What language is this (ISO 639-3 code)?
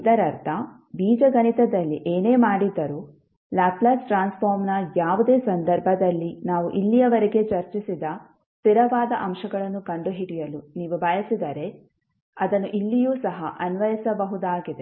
kan